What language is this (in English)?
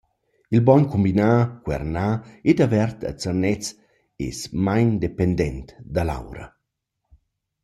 Romansh